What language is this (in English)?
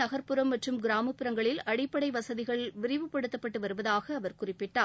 Tamil